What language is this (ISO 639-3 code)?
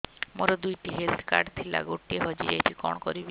ori